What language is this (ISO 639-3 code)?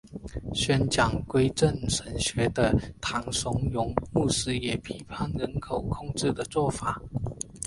zho